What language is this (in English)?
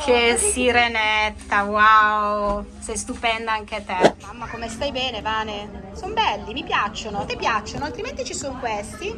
Italian